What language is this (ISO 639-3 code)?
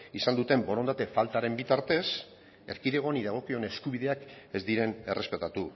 eus